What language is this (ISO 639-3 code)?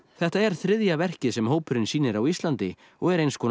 isl